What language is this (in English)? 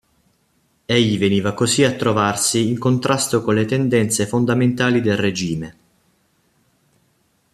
Italian